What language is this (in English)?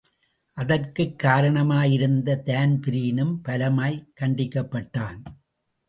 Tamil